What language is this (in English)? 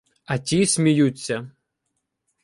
Ukrainian